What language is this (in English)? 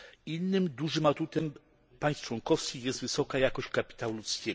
Polish